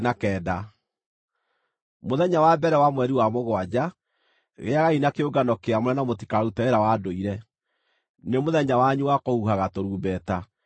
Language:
Kikuyu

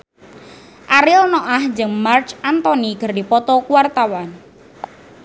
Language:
Sundanese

